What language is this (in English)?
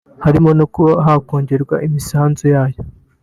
Kinyarwanda